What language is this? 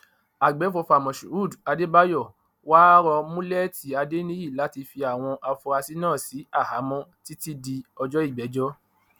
Yoruba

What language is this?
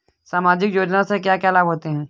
Hindi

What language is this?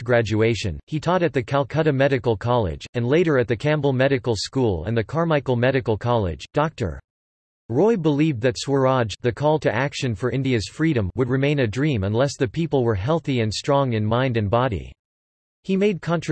English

